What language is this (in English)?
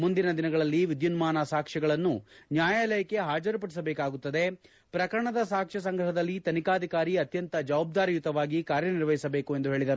Kannada